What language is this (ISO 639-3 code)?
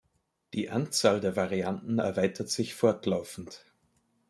deu